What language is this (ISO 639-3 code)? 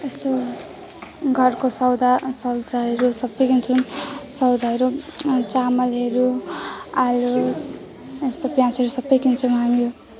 nep